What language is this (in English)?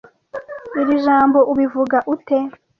Kinyarwanda